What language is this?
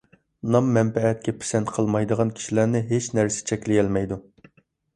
Uyghur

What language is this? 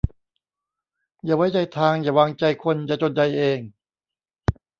Thai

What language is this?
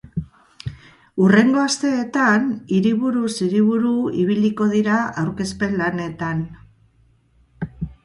Basque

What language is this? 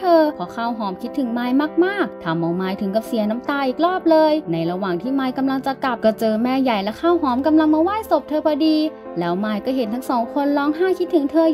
Thai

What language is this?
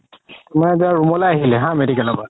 Assamese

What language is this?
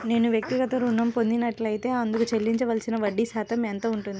Telugu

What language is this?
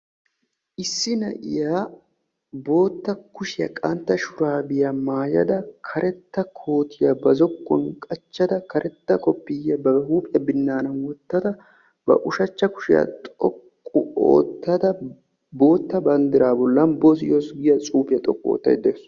Wolaytta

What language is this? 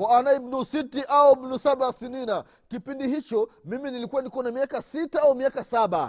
Swahili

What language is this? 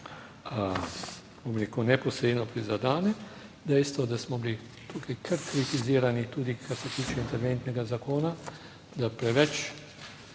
Slovenian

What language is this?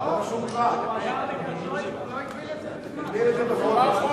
Hebrew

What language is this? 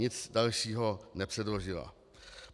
Czech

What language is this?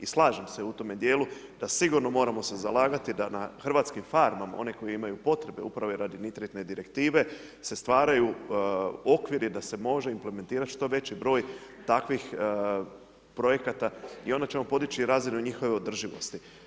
Croatian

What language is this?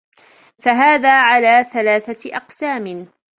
Arabic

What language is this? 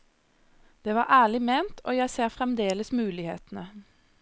Norwegian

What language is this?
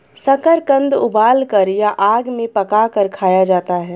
Hindi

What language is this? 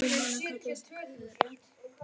Icelandic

